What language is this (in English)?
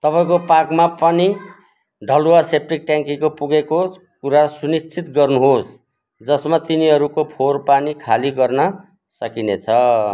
Nepali